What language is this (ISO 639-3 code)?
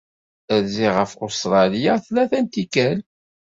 kab